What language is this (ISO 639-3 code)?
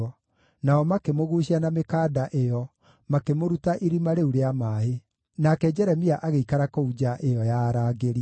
kik